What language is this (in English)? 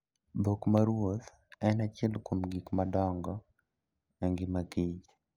Luo (Kenya and Tanzania)